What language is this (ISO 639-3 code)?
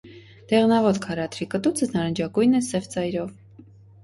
hye